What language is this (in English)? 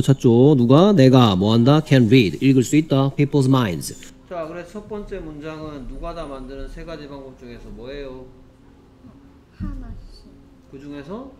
Korean